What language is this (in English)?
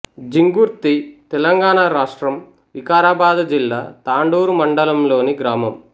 Telugu